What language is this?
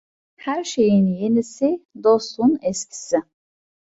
Turkish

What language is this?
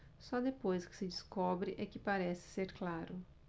Portuguese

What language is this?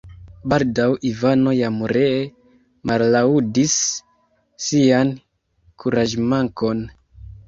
Esperanto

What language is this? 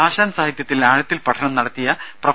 Malayalam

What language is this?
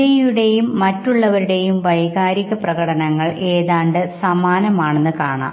Malayalam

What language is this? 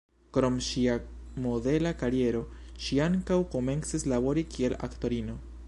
Esperanto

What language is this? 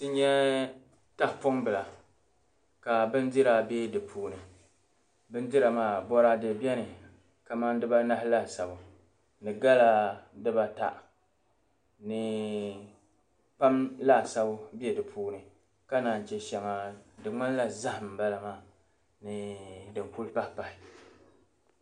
Dagbani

